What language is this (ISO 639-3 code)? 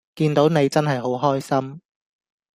yue